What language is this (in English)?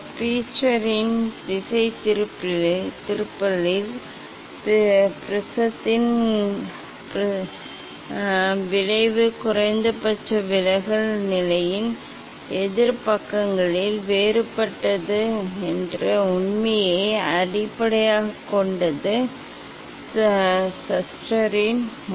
Tamil